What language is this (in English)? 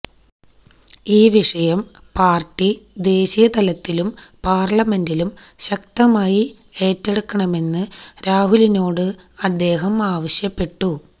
Malayalam